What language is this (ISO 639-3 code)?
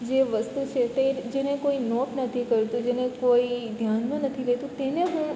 guj